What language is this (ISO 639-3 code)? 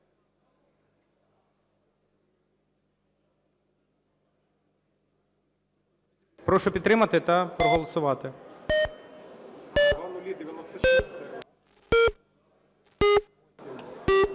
ukr